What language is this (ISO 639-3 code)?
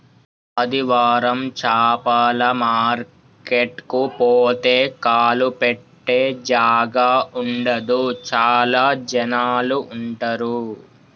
tel